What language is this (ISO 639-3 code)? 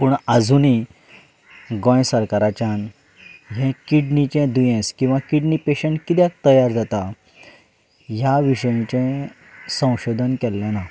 kok